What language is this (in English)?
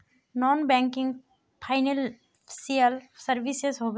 Magahi